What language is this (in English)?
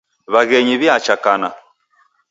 Taita